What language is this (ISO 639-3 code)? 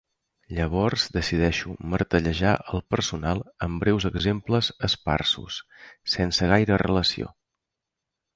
cat